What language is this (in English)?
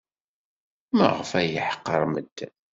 Kabyle